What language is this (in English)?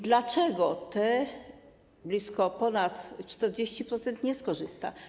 Polish